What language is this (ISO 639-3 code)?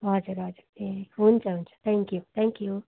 nep